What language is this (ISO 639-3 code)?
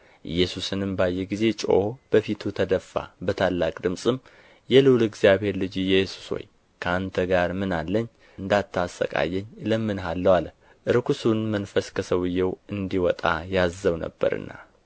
amh